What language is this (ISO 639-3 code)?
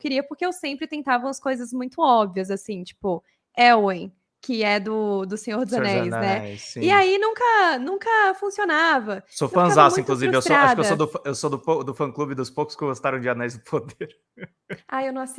por